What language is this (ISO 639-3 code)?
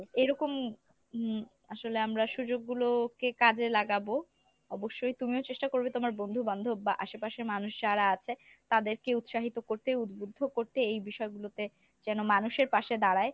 ben